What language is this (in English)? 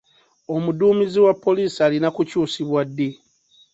Ganda